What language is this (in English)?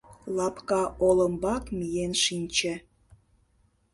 Mari